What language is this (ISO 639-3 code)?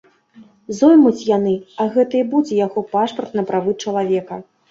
bel